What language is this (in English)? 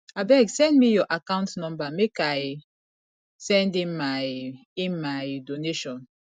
Nigerian Pidgin